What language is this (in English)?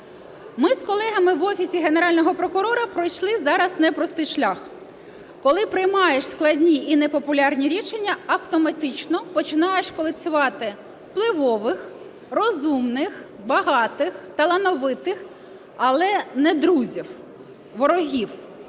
Ukrainian